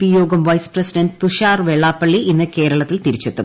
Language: Malayalam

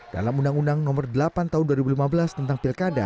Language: Indonesian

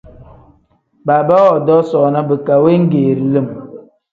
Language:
Tem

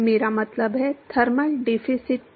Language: Hindi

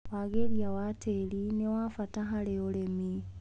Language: Kikuyu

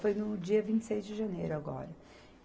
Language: Portuguese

